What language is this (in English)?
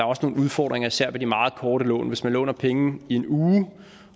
Danish